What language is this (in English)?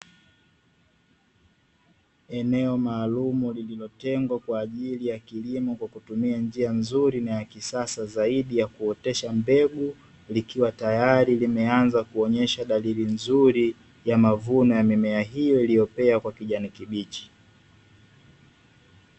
Swahili